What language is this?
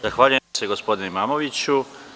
Serbian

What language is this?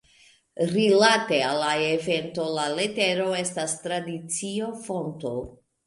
Esperanto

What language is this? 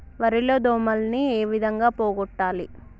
Telugu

